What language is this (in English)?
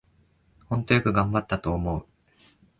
Japanese